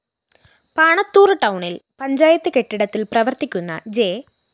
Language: Malayalam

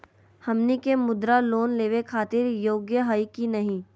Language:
Magahi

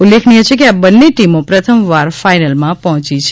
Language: Gujarati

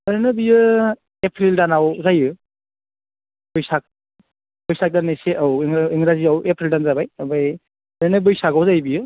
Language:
Bodo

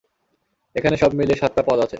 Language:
Bangla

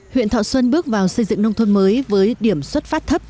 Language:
Vietnamese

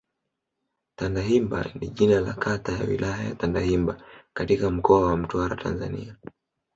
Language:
Swahili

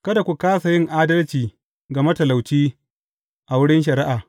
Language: Hausa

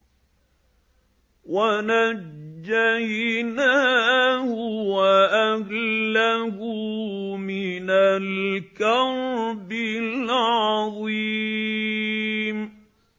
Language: Arabic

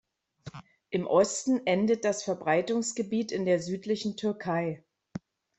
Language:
German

